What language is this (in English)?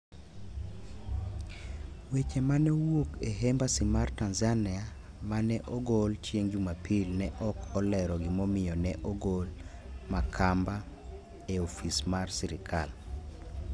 Luo (Kenya and Tanzania)